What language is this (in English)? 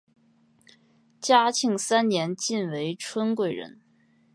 Chinese